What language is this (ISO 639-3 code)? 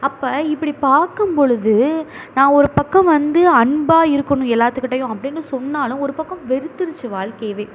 tam